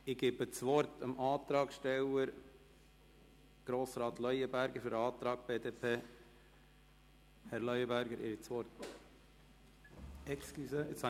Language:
Swiss German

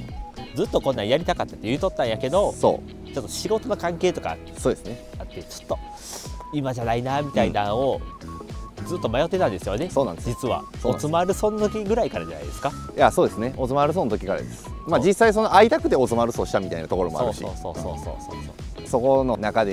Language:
Japanese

